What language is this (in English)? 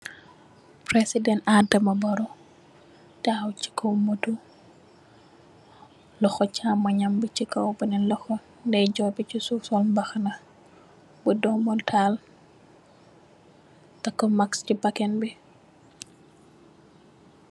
Wolof